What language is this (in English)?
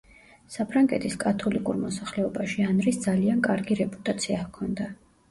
Georgian